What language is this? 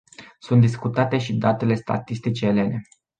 Romanian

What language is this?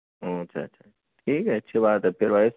Urdu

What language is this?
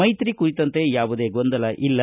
Kannada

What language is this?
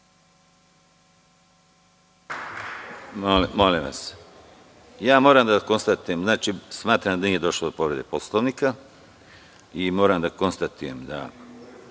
Serbian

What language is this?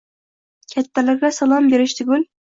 Uzbek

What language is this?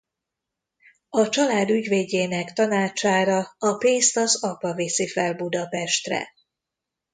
Hungarian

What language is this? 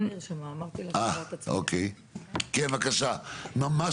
Hebrew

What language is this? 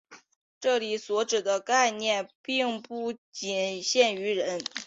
Chinese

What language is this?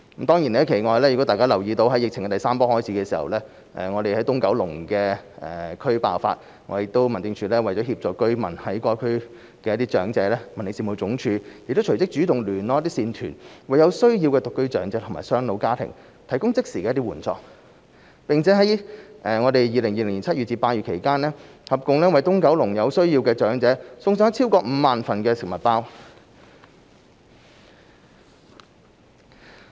Cantonese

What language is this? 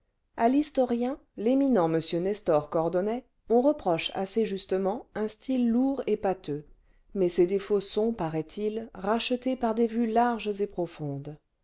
French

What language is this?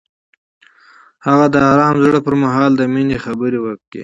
Pashto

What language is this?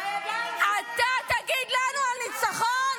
Hebrew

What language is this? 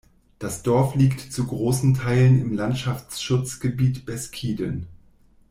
German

